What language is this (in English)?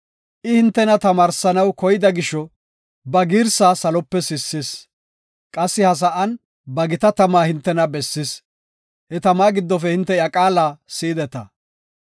Gofa